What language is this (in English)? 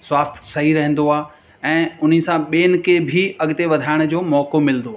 Sindhi